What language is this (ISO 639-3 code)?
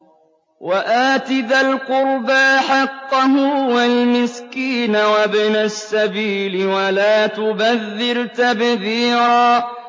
ara